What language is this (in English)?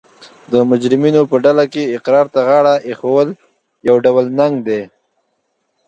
Pashto